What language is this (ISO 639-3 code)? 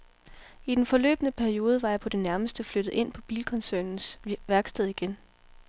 dan